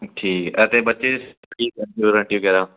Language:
Punjabi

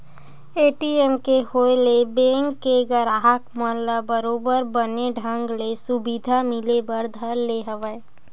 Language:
Chhattisgarhi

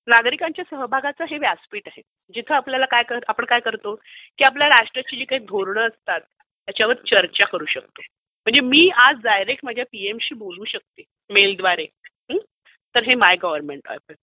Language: Marathi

